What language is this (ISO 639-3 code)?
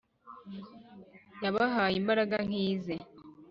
kin